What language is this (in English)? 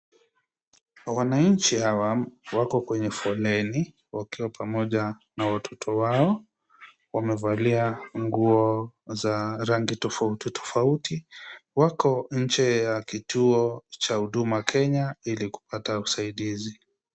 Swahili